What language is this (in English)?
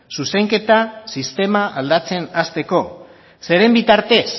Basque